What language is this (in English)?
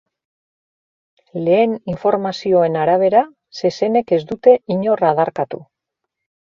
Basque